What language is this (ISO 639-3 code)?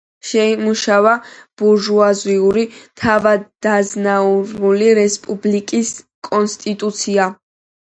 kat